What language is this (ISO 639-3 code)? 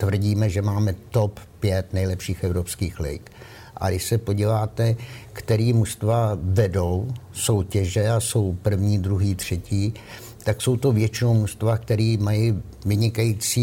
ces